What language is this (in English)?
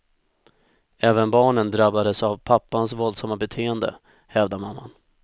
Swedish